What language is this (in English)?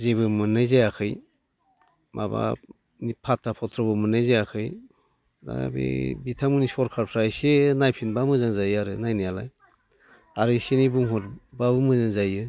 Bodo